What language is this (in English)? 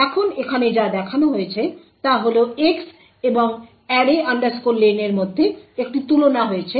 Bangla